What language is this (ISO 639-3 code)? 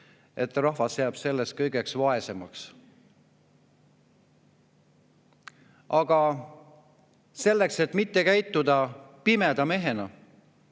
est